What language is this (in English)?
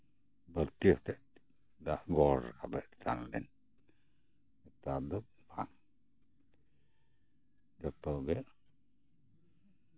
Santali